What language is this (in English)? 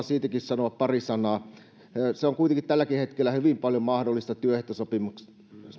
Finnish